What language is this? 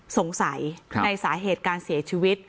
Thai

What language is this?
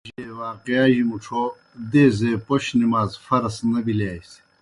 Kohistani Shina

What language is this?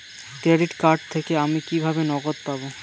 Bangla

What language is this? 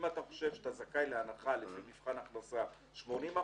Hebrew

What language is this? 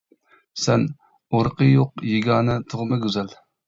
Uyghur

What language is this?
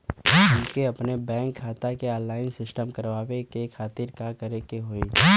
Bhojpuri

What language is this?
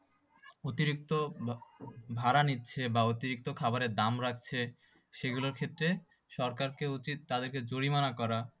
Bangla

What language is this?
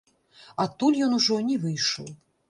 Belarusian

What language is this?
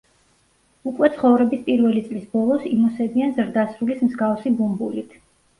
Georgian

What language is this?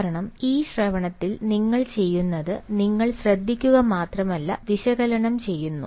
Malayalam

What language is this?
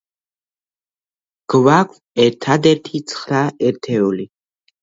Georgian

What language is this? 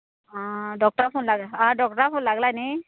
Konkani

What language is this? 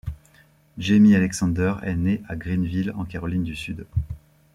French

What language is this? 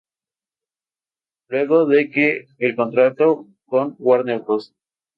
Spanish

